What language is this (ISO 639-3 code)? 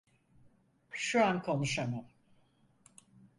tur